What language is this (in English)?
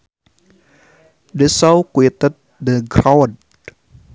Sundanese